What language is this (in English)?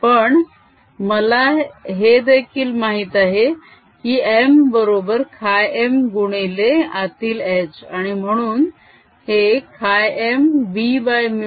Marathi